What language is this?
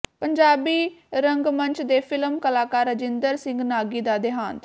Punjabi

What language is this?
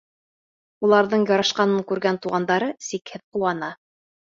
Bashkir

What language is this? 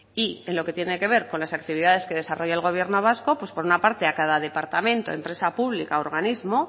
Spanish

